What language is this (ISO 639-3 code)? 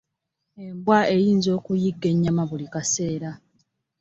lug